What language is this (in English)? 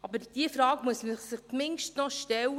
Swiss German